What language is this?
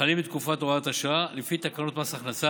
Hebrew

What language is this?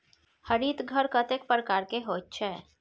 Maithili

